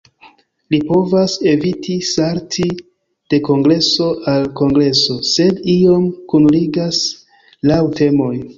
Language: Esperanto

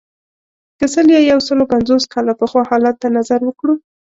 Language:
Pashto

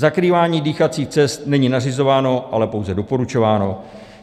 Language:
Czech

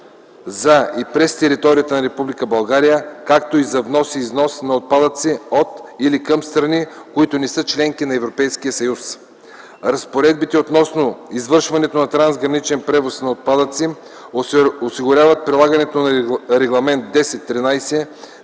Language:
Bulgarian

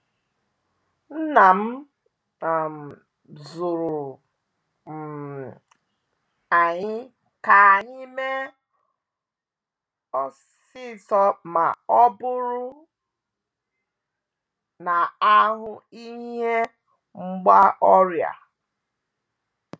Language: Igbo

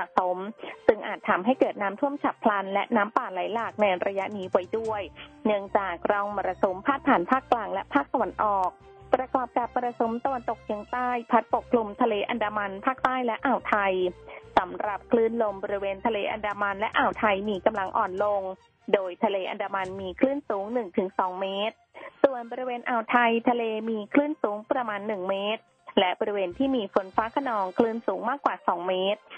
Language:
Thai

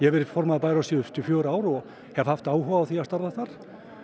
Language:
Icelandic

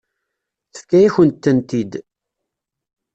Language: Kabyle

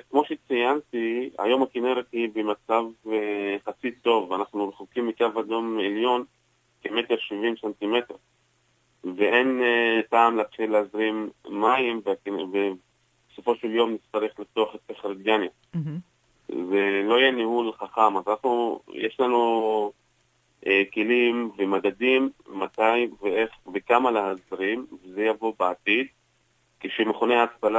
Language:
Hebrew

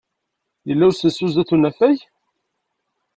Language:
Kabyle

